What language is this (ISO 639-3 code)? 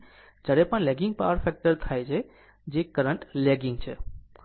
guj